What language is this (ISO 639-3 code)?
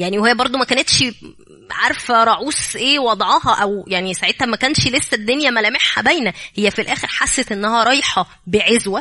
ara